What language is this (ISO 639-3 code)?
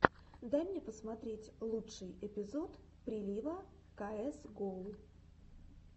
rus